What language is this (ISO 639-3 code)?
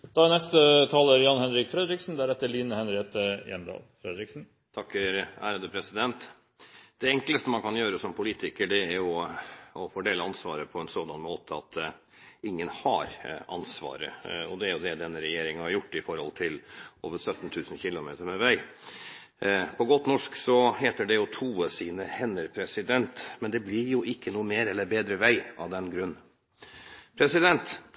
nor